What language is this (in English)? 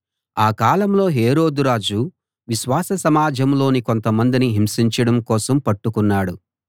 Telugu